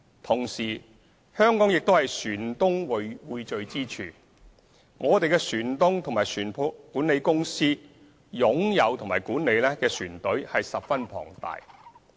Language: Cantonese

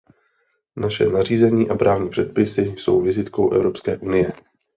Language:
Czech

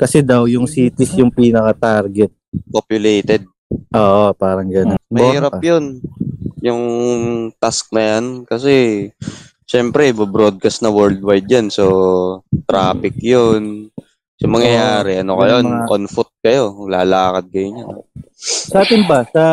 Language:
Filipino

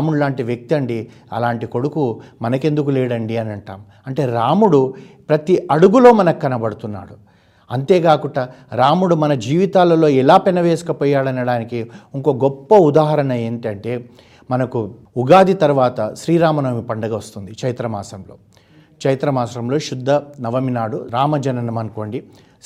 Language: Telugu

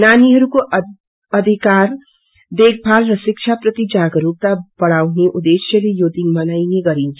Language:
Nepali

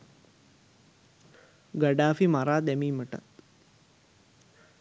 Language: Sinhala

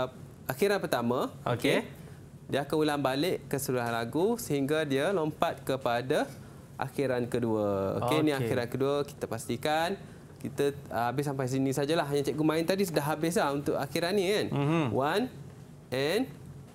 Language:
Malay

